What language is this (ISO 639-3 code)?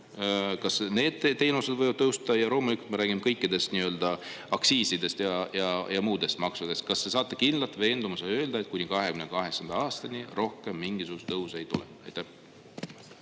est